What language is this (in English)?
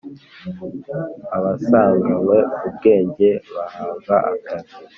Kinyarwanda